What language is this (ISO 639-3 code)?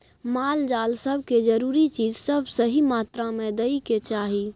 mai